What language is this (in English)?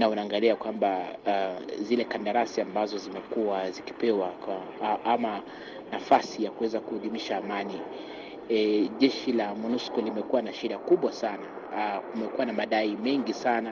Swahili